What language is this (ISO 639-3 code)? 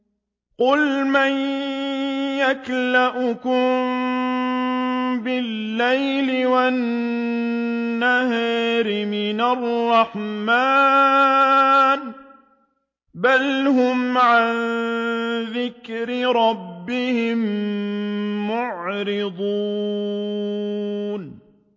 ara